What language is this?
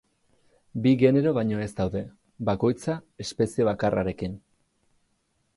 Basque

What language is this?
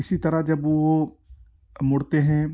Urdu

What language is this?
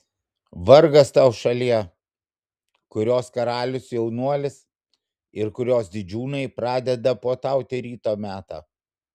Lithuanian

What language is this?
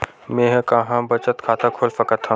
Chhattisgarhi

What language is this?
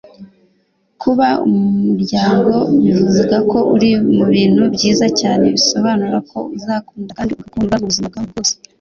Kinyarwanda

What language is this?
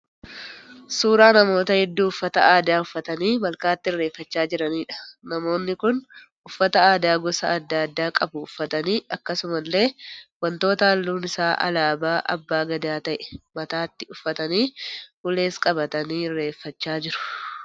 Oromo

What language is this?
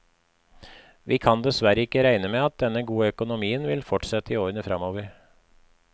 Norwegian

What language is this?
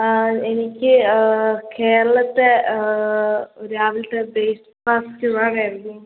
Malayalam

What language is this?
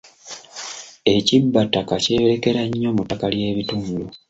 Ganda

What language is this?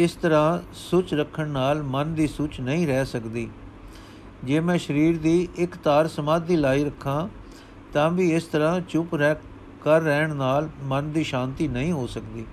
Punjabi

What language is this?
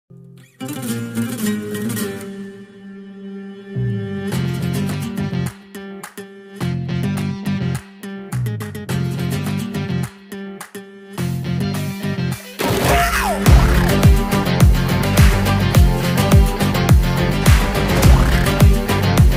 Arabic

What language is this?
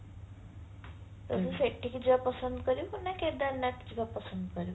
Odia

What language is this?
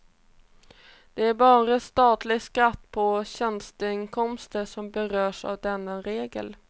Swedish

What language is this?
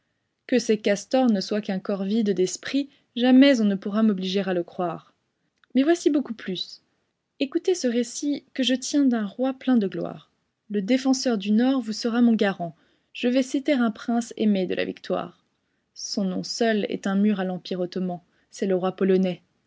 French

